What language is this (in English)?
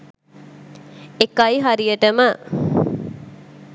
Sinhala